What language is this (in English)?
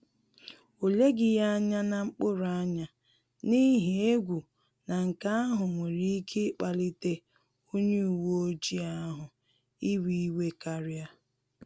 Igbo